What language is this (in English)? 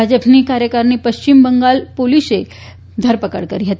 Gujarati